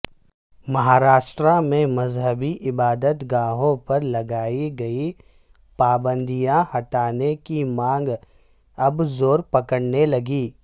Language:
Urdu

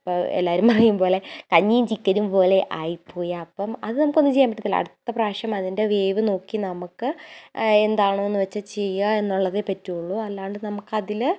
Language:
Malayalam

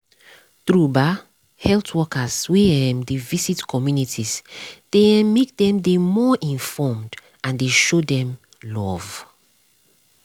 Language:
Nigerian Pidgin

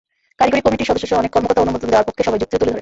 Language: Bangla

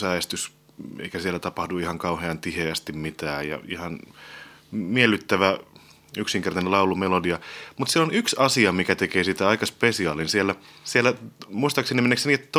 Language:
Finnish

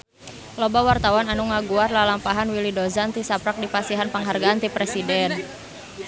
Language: Sundanese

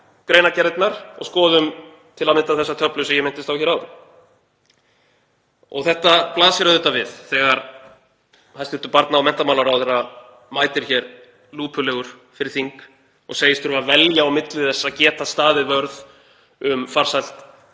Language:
Icelandic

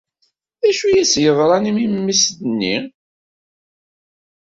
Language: Kabyle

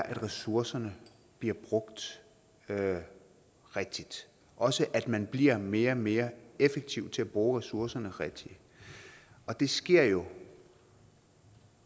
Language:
Danish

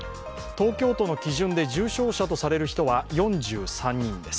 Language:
Japanese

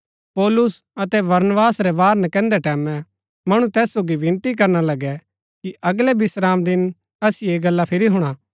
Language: Gaddi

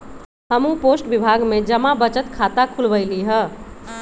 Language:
Magahi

